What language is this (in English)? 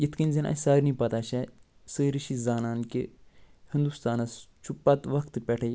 Kashmiri